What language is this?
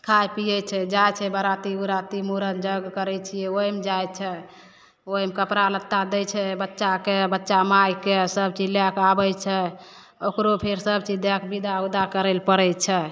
Maithili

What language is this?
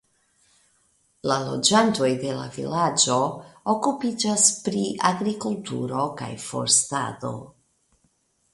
Esperanto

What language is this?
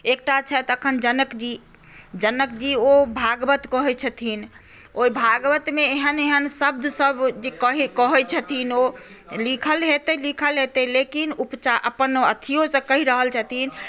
Maithili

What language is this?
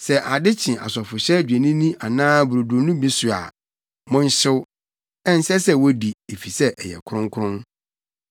Akan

